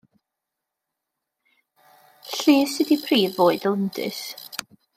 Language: Welsh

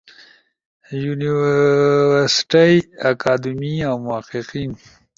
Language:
Ushojo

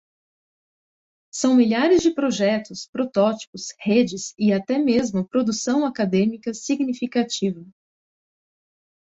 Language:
Portuguese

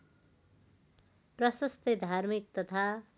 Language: Nepali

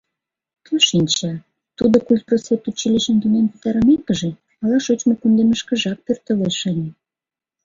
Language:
Mari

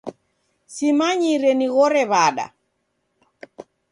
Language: Taita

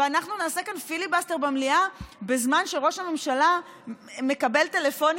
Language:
Hebrew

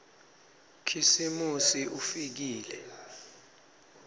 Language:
Swati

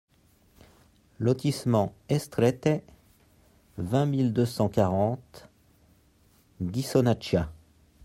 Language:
French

